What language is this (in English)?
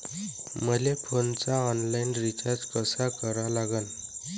Marathi